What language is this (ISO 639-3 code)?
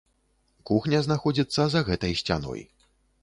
bel